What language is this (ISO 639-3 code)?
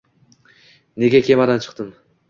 uzb